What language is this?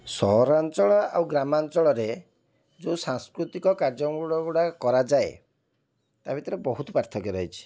Odia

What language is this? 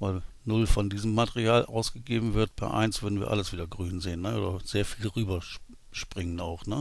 German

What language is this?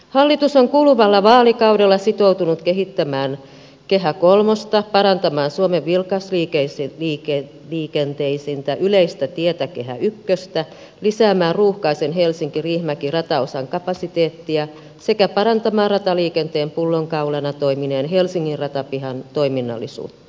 Finnish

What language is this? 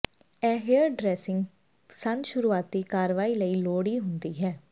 Punjabi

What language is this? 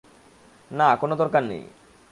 Bangla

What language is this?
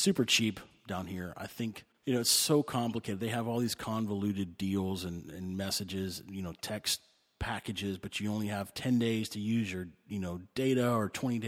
English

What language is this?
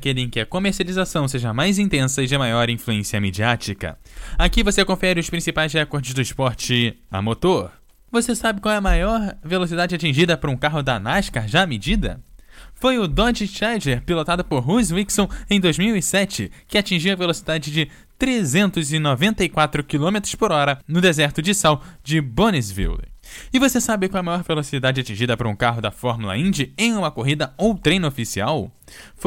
Portuguese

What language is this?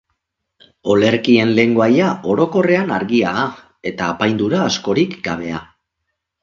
Basque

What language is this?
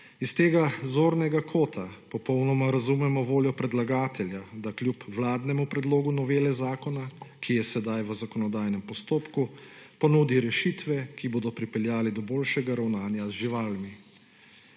Slovenian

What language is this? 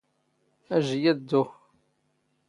Standard Moroccan Tamazight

